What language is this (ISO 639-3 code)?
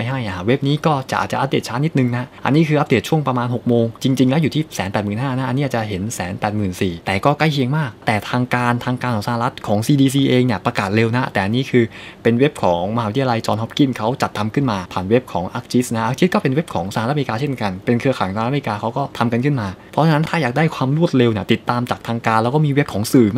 tha